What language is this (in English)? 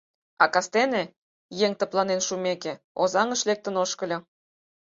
Mari